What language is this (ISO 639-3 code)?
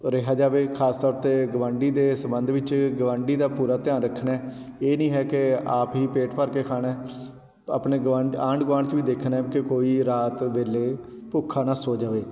pan